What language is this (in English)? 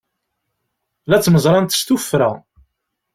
Kabyle